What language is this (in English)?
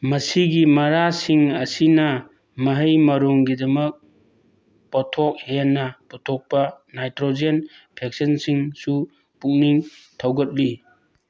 Manipuri